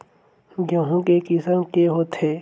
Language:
Chhattisgarhi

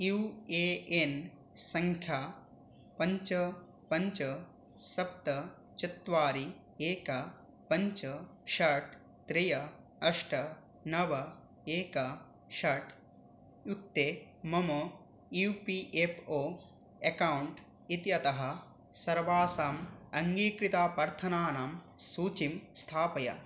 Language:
Sanskrit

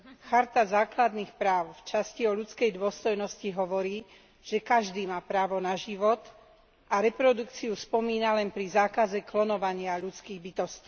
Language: Slovak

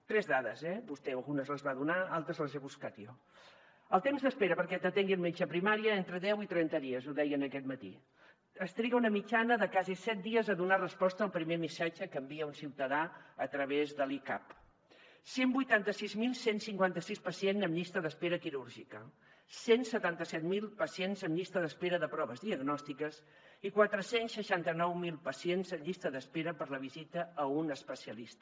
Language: Catalan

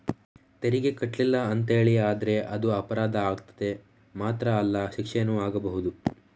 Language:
Kannada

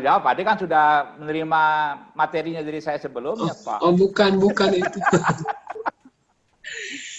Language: Indonesian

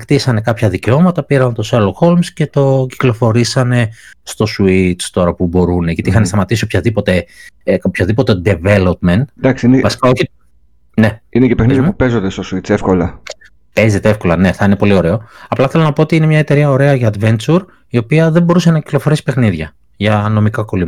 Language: Greek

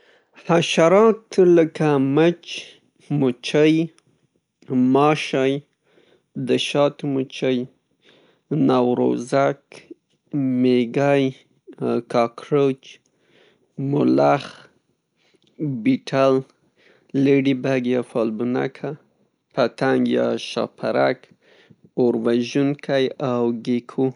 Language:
Pashto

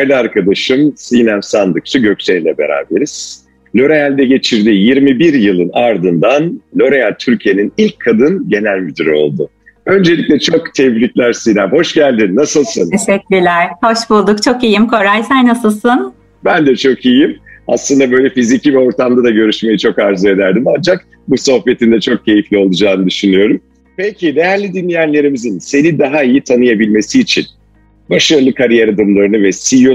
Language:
Turkish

